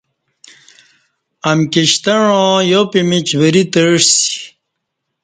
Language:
Kati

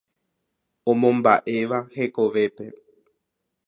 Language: Guarani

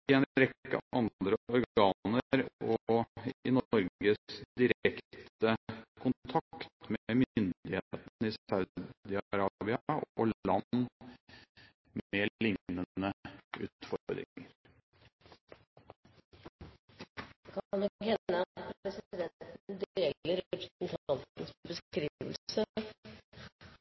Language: Norwegian Bokmål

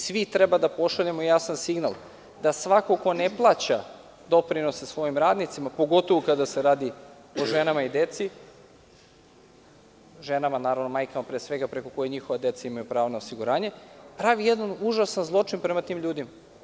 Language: Serbian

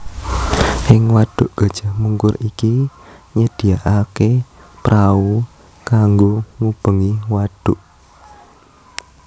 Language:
Javanese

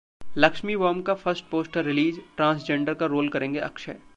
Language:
Hindi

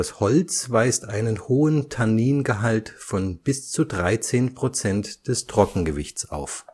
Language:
German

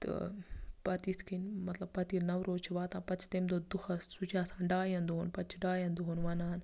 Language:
Kashmiri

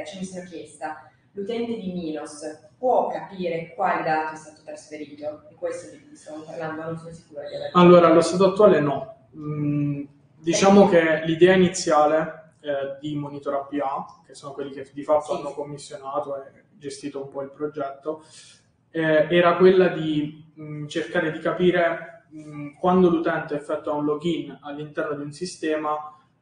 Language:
Italian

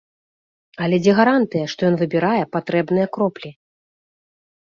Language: Belarusian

